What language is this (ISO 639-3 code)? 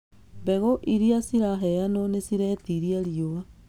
kik